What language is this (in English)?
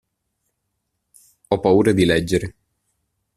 Italian